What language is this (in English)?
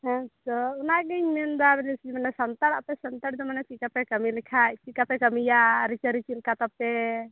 Santali